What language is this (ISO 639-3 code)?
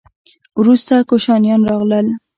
pus